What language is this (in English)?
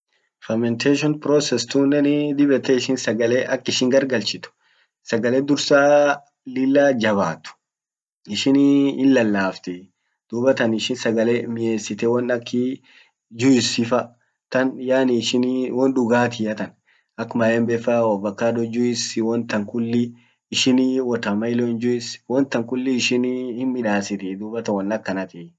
Orma